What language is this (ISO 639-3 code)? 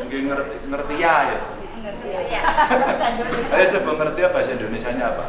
ind